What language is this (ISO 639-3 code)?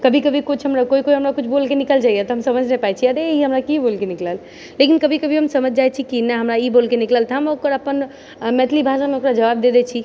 mai